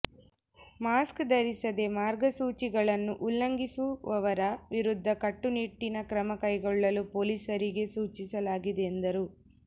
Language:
Kannada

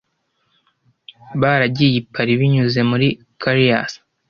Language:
Kinyarwanda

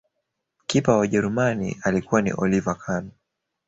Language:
Swahili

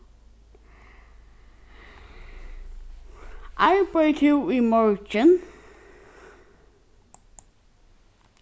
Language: Faroese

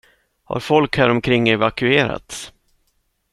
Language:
Swedish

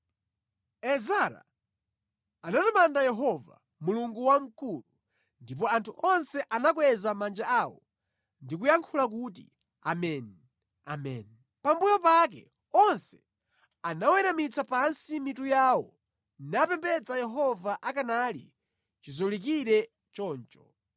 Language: Nyanja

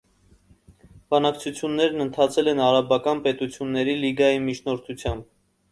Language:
Armenian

